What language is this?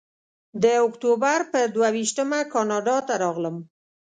Pashto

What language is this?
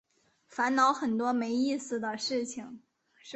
Chinese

